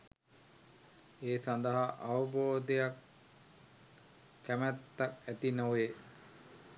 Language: Sinhala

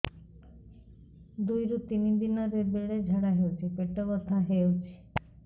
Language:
Odia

